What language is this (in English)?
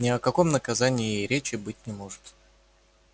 Russian